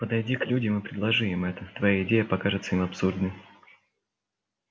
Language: Russian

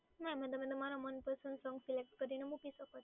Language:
Gujarati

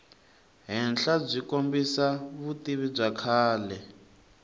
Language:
Tsonga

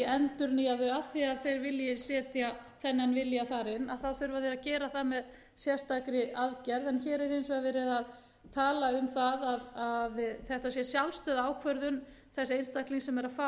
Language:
Icelandic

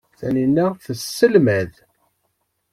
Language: Kabyle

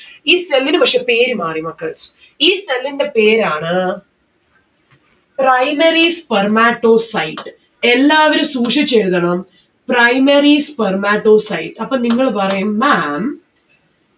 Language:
Malayalam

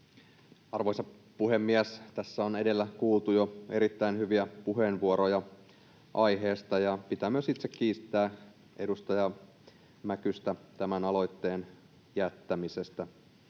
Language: Finnish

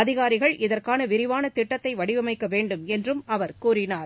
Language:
Tamil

